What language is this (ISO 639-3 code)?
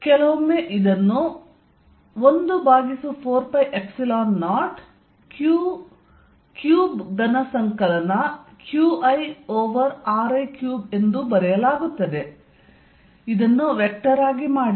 kan